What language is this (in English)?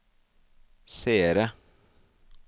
Norwegian